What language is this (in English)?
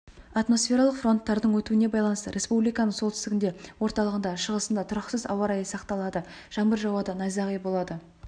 Kazakh